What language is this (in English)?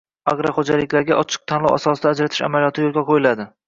Uzbek